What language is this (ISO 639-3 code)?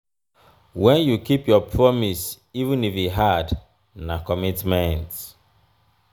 pcm